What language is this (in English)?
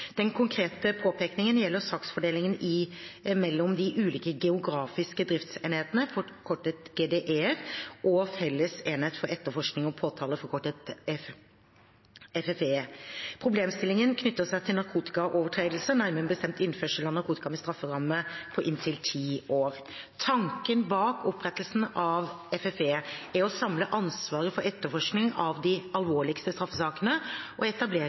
Norwegian Bokmål